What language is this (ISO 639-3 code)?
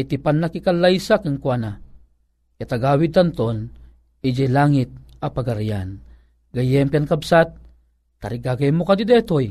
fil